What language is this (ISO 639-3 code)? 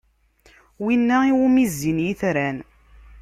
kab